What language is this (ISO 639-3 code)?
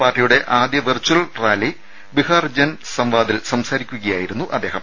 mal